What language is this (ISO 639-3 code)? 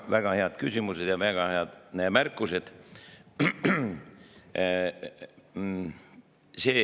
est